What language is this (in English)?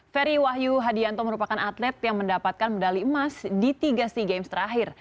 Indonesian